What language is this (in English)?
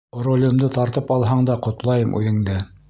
Bashkir